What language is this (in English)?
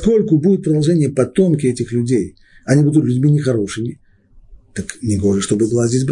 Russian